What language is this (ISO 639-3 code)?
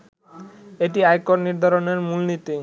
ben